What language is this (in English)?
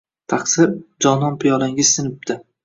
Uzbek